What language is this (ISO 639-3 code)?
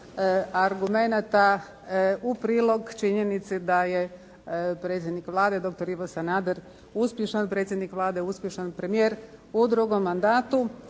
hrv